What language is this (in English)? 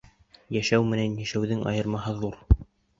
Bashkir